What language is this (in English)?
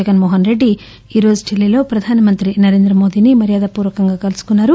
Telugu